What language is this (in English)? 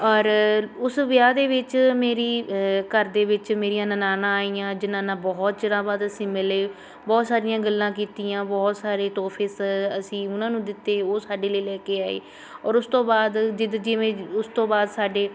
Punjabi